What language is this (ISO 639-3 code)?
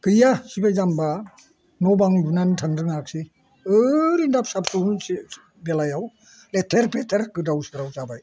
brx